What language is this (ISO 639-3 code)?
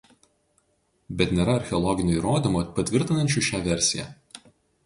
lit